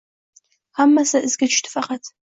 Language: Uzbek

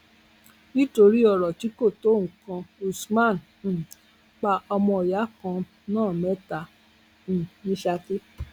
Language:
Yoruba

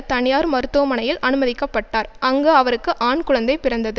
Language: Tamil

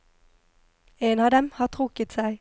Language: Norwegian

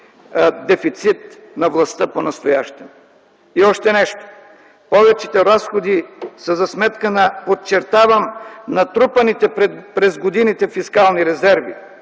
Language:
Bulgarian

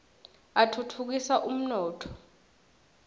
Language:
Swati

